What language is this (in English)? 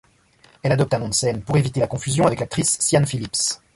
French